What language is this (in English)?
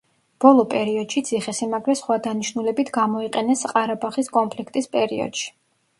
Georgian